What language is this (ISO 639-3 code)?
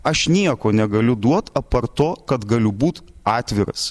lit